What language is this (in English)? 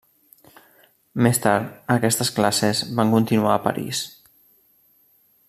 Catalan